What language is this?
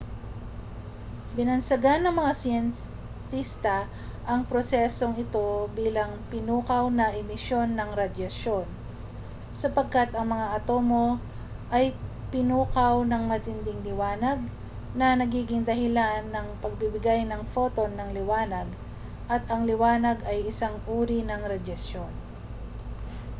Filipino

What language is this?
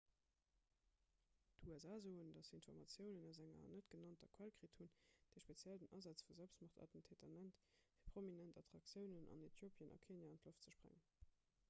Luxembourgish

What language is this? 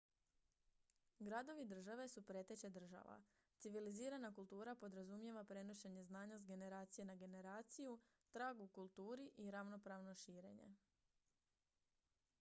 Croatian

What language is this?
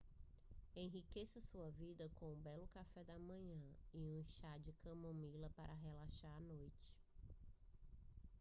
Portuguese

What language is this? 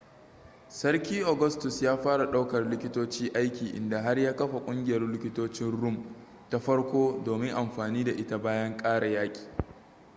Hausa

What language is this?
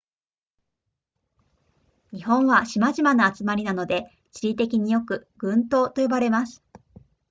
Japanese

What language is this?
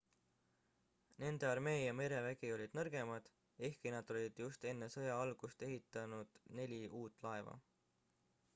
Estonian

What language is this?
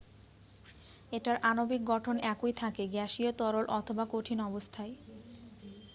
Bangla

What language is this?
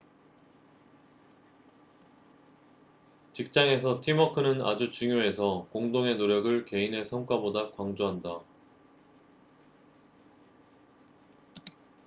Korean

